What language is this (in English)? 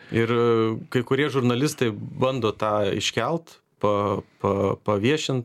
Lithuanian